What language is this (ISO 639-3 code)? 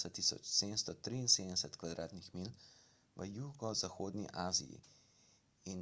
slv